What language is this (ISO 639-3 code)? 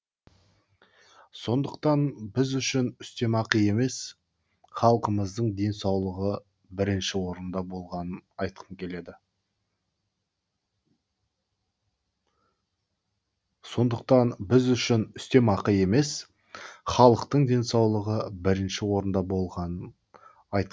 kaz